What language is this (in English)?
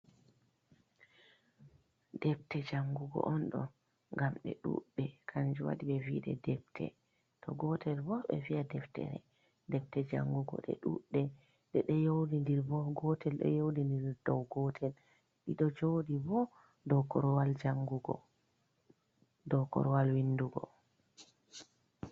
Fula